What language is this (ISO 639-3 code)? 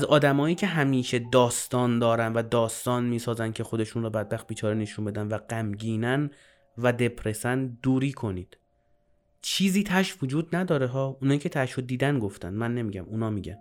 fas